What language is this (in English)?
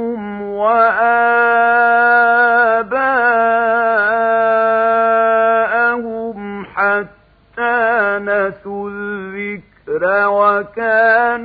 Arabic